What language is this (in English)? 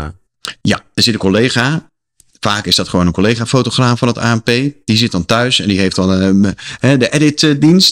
Dutch